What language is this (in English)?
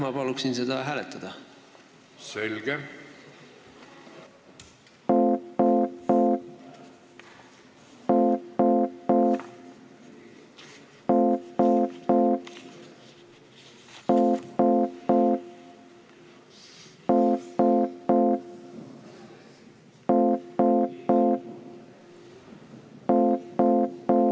Estonian